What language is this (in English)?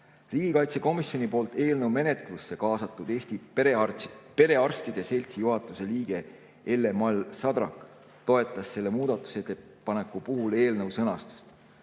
Estonian